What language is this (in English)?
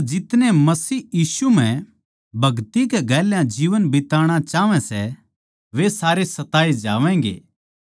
Haryanvi